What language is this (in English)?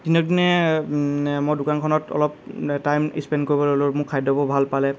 Assamese